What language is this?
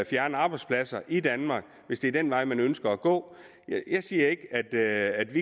Danish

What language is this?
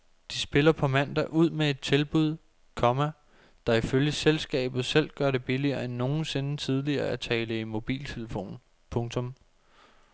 Danish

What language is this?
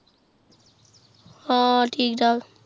Punjabi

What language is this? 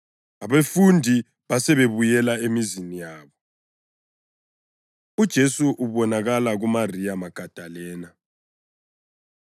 North Ndebele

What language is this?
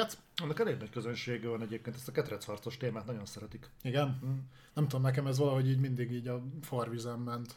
Hungarian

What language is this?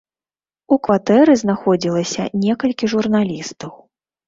Belarusian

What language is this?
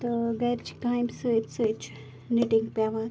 Kashmiri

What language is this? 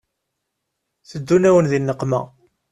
Kabyle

